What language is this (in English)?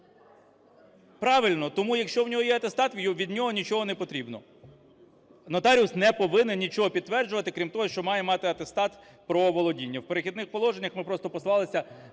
Ukrainian